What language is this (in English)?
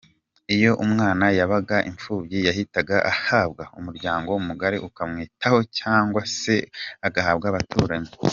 Kinyarwanda